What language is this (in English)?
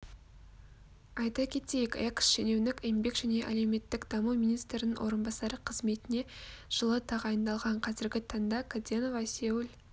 Kazakh